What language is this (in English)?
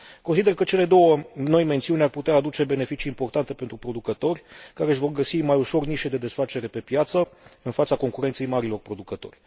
Romanian